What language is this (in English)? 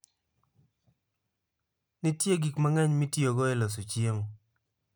Luo (Kenya and Tanzania)